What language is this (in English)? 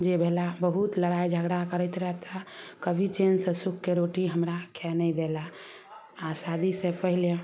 Maithili